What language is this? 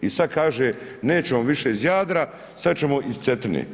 Croatian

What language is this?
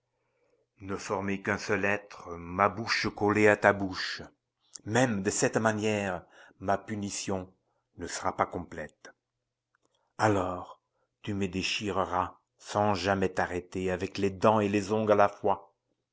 French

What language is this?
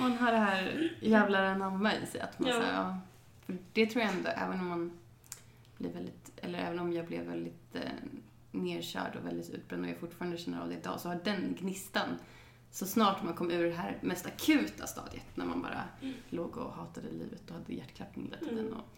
Swedish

